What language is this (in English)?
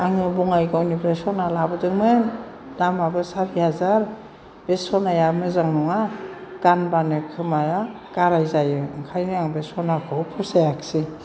Bodo